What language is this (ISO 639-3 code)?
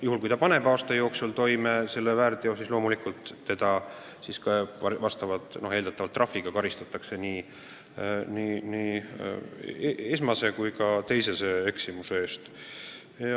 est